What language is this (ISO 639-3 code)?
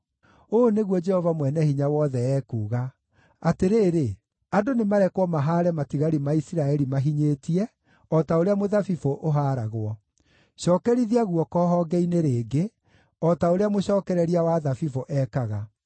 kik